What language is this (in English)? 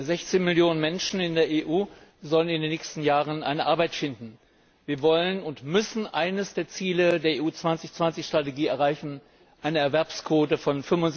German